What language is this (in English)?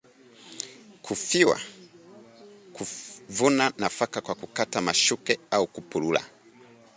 Swahili